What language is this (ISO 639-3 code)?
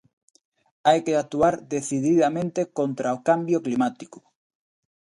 glg